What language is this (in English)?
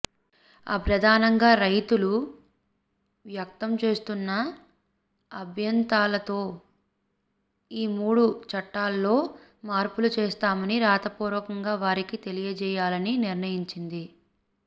Telugu